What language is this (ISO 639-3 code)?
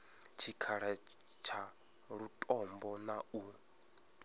ven